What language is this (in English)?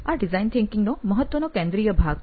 Gujarati